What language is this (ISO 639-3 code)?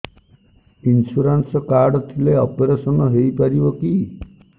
ori